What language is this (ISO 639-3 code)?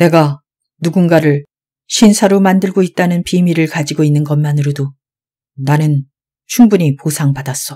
kor